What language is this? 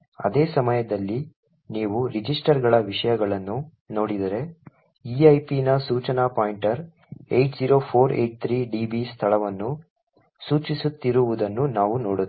Kannada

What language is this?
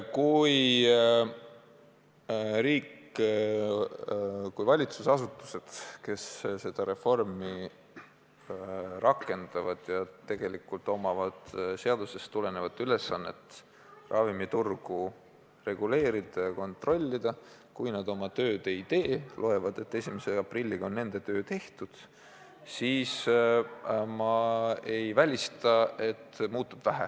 Estonian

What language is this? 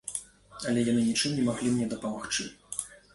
Belarusian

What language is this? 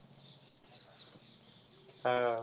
Marathi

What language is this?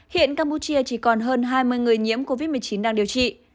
Vietnamese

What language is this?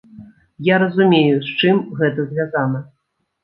Belarusian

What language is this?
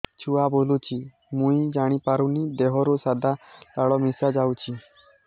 Odia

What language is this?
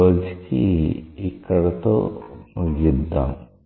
Telugu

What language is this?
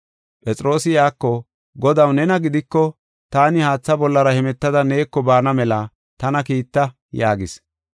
Gofa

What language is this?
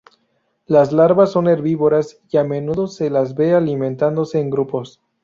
Spanish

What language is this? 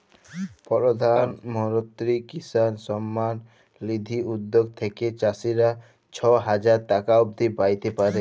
Bangla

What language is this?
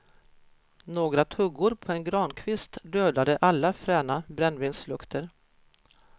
Swedish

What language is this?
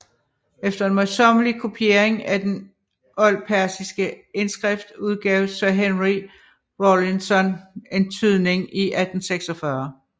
Danish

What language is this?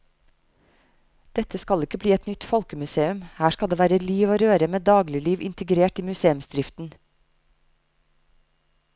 Norwegian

